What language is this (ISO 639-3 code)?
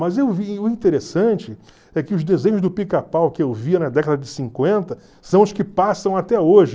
por